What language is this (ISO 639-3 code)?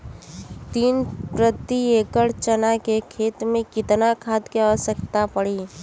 bho